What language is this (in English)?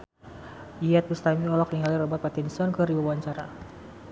Sundanese